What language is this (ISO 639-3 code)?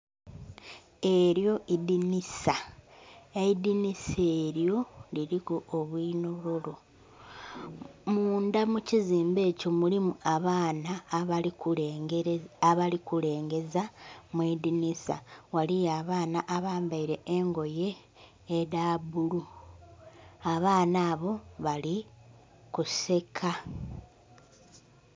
xog